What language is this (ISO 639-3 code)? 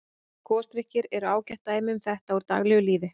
isl